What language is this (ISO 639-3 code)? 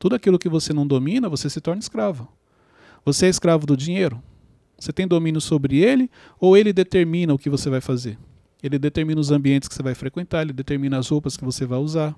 por